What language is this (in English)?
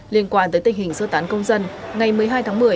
Vietnamese